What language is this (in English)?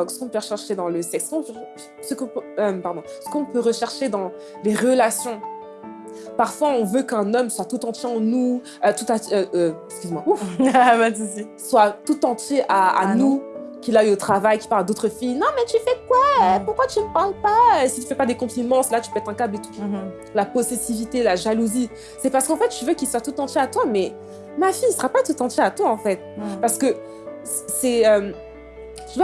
French